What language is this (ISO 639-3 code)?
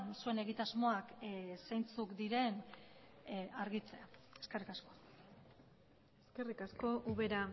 eus